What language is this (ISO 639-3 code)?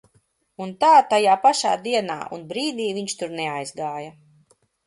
lav